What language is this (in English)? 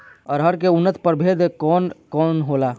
Bhojpuri